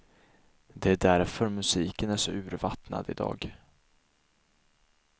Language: Swedish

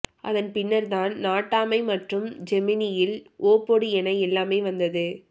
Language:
Tamil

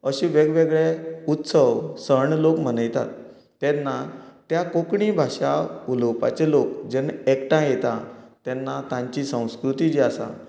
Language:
Konkani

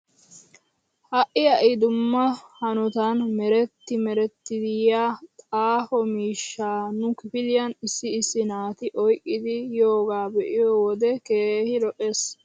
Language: Wolaytta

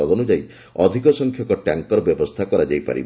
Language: Odia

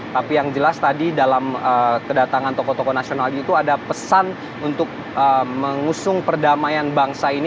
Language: Indonesian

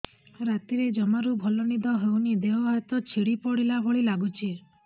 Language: Odia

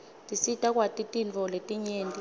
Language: Swati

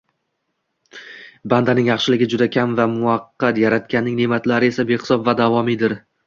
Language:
Uzbek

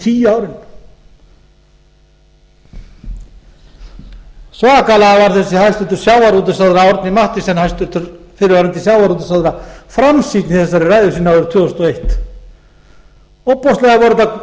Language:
Icelandic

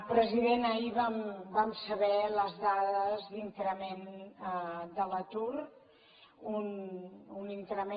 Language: Catalan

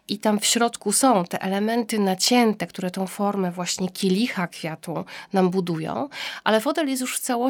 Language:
Polish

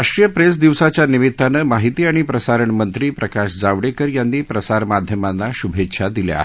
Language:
Marathi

